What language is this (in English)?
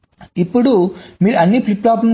Telugu